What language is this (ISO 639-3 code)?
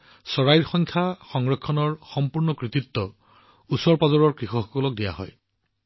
asm